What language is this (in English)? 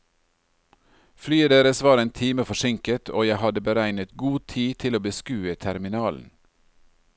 Norwegian